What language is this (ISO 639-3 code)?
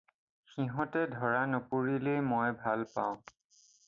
asm